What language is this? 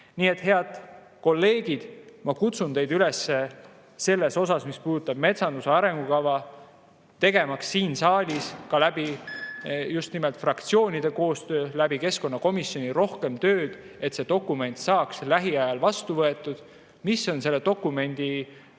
Estonian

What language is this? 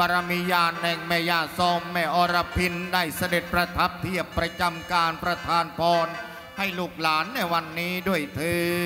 Thai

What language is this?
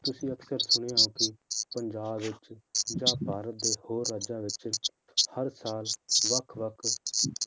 Punjabi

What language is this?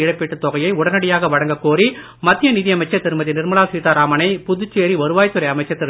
Tamil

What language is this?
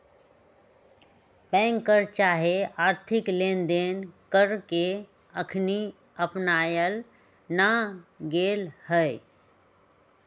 Magahi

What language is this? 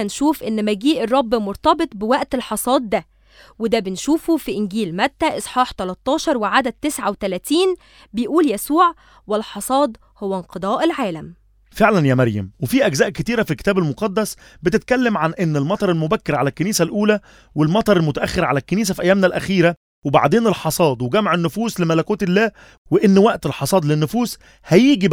Arabic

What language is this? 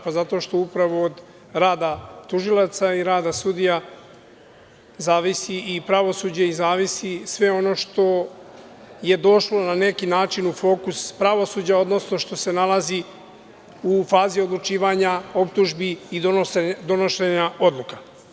Serbian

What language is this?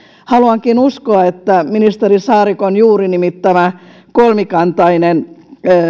Finnish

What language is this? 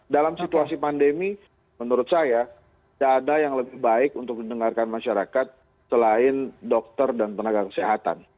Indonesian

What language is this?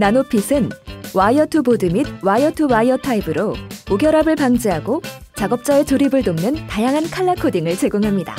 Korean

